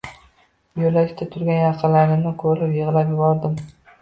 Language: Uzbek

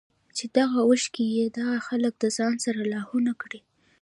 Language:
Pashto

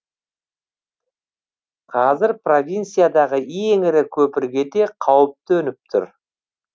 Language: Kazakh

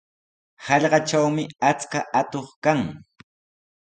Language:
Sihuas Ancash Quechua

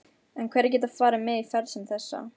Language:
Icelandic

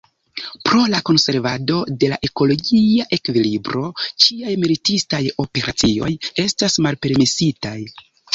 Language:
Esperanto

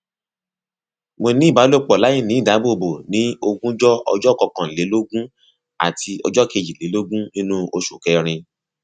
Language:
Yoruba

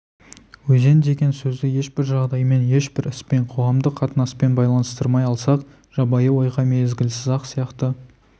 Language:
Kazakh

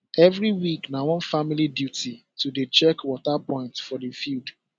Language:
Nigerian Pidgin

